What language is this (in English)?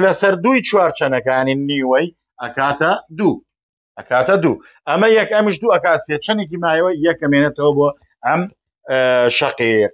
Arabic